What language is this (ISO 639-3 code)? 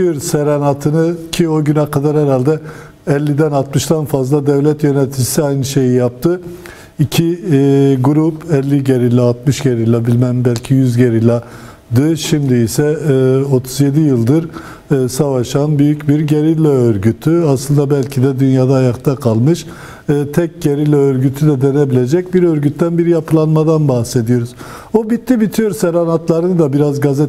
tur